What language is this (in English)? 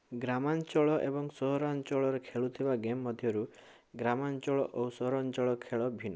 Odia